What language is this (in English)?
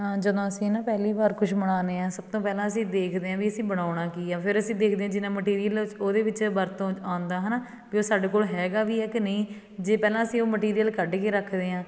Punjabi